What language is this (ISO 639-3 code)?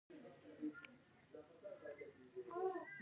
pus